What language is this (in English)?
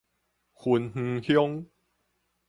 Min Nan Chinese